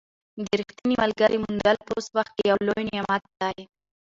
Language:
Pashto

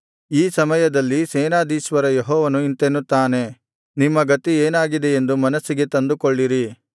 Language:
Kannada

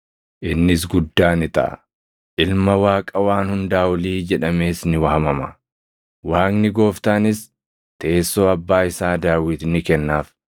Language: Oromo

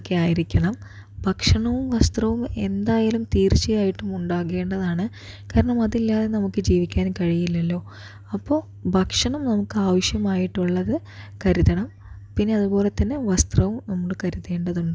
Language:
Malayalam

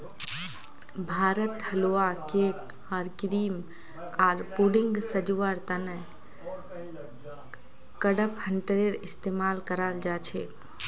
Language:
Magahi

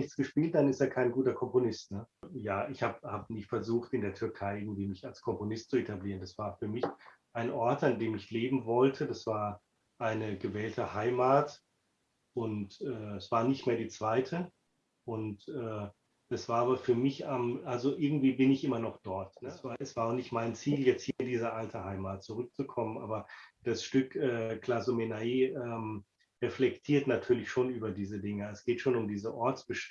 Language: German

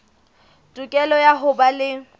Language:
Southern Sotho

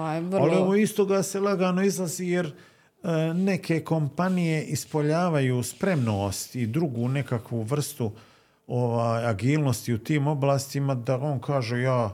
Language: Croatian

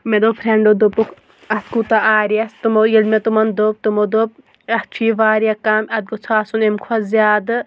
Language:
Kashmiri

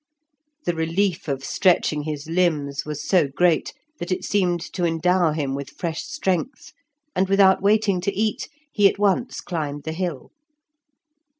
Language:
English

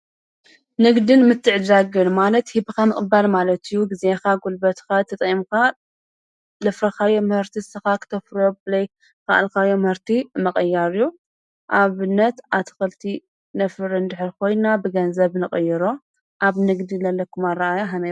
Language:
Tigrinya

